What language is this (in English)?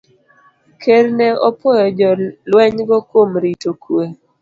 Luo (Kenya and Tanzania)